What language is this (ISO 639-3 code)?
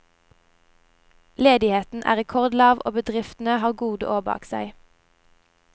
nor